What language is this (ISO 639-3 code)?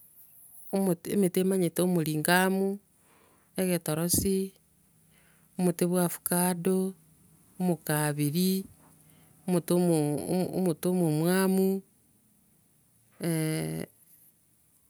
guz